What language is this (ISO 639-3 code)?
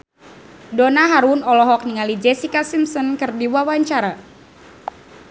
sun